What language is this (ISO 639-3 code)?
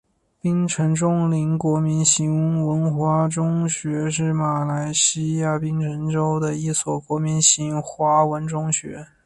zho